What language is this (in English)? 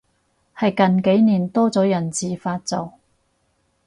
Cantonese